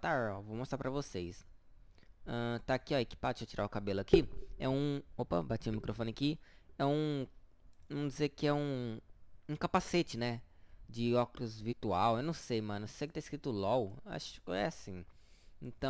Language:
Portuguese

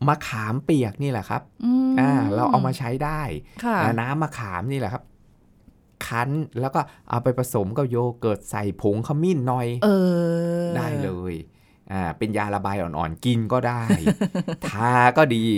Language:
Thai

